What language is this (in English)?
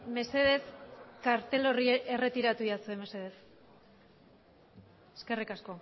Basque